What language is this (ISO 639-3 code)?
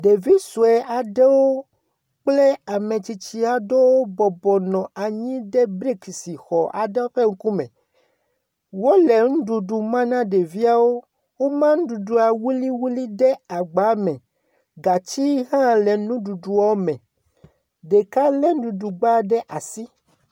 ewe